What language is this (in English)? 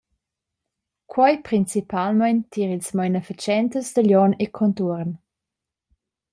Romansh